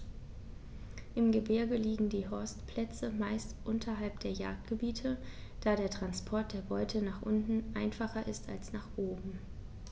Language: German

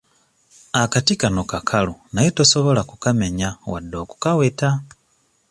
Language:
Ganda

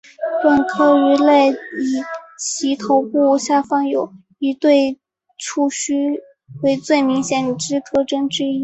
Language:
Chinese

